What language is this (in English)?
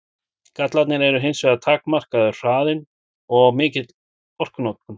Icelandic